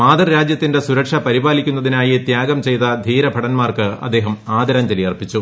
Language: Malayalam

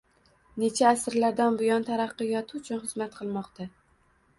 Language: Uzbek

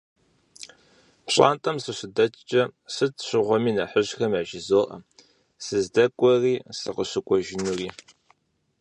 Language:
Kabardian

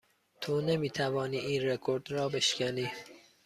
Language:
Persian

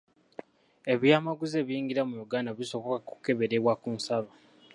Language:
Ganda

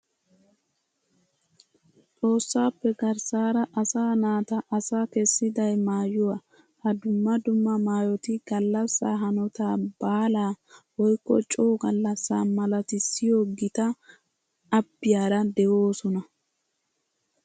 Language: Wolaytta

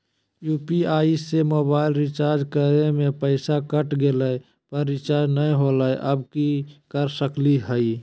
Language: Magahi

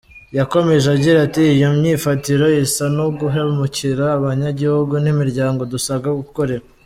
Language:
Kinyarwanda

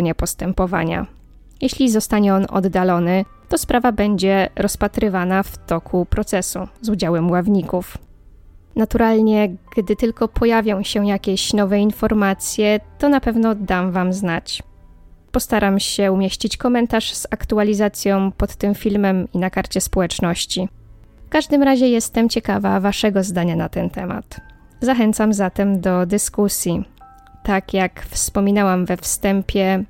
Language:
Polish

